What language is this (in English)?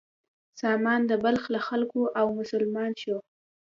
Pashto